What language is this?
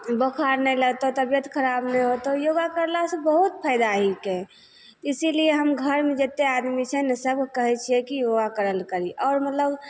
Maithili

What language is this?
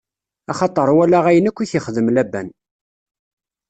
Kabyle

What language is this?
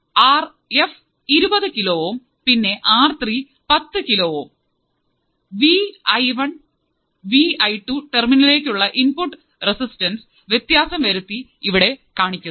Malayalam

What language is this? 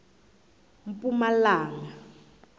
South Ndebele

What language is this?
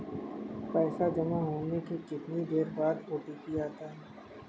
Hindi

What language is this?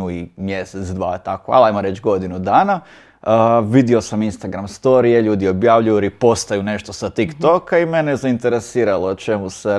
Croatian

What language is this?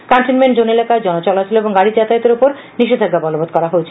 Bangla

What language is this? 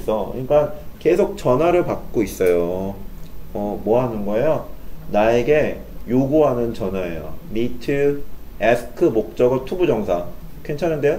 Korean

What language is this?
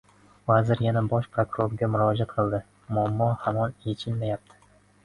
Uzbek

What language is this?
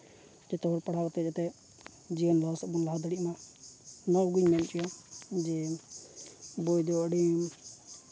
Santali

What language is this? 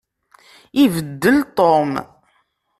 Kabyle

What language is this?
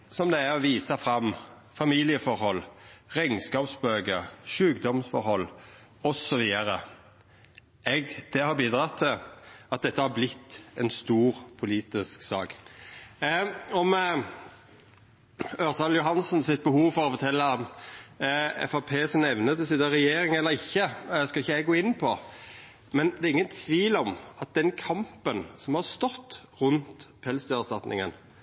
Norwegian Nynorsk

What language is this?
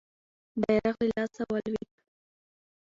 Pashto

